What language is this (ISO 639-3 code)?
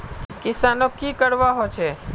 mag